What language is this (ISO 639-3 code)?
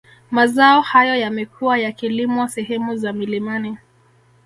swa